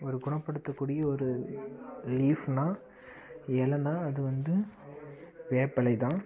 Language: Tamil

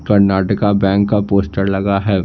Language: Hindi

